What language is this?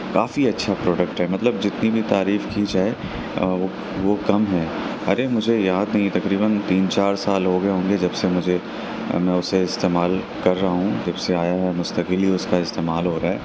Urdu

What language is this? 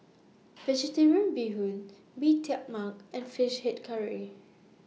English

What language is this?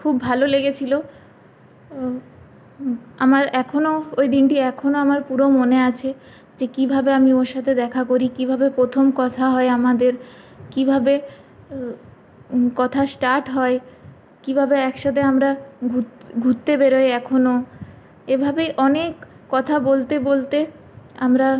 Bangla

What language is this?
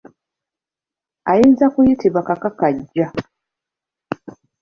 Ganda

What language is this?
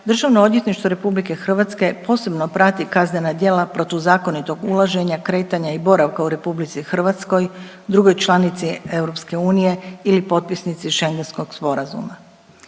Croatian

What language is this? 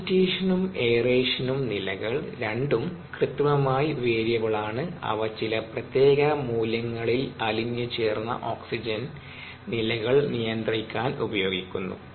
Malayalam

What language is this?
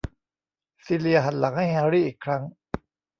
Thai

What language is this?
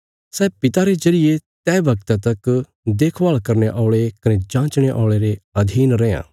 Bilaspuri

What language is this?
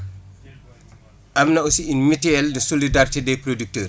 Wolof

